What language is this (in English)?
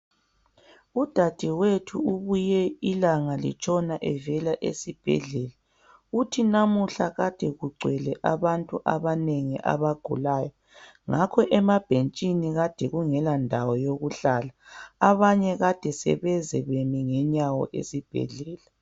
North Ndebele